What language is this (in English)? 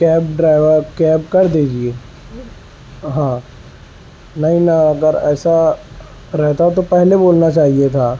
Urdu